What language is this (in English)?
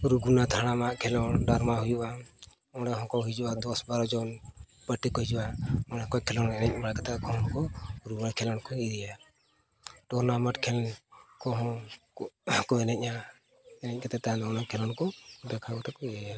Santali